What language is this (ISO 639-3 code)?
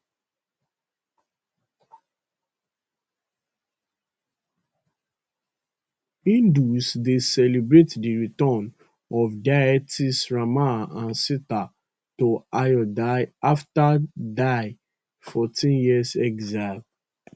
pcm